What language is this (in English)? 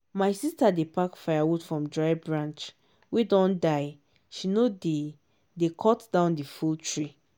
Nigerian Pidgin